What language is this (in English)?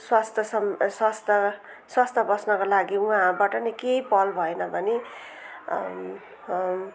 Nepali